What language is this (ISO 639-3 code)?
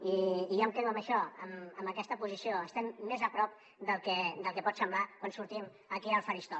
cat